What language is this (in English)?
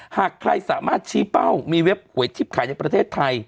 Thai